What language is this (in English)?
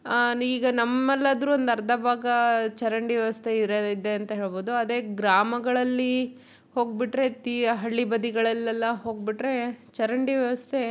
Kannada